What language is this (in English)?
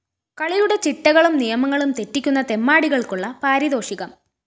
Malayalam